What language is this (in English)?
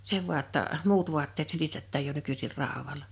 Finnish